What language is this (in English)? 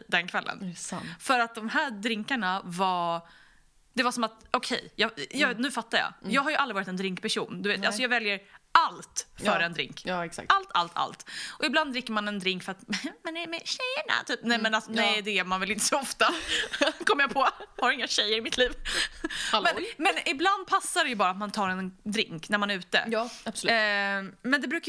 Swedish